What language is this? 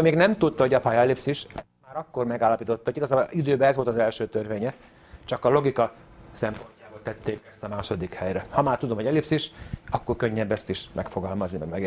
Hungarian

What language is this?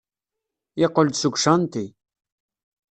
Kabyle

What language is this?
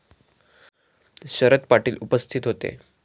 Marathi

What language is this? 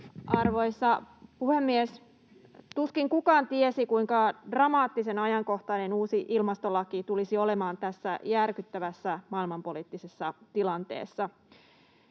Finnish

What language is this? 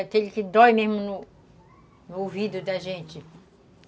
Portuguese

